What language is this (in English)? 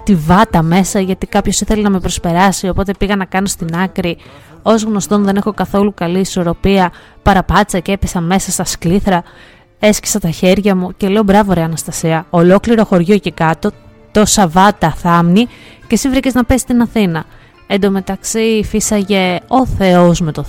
Greek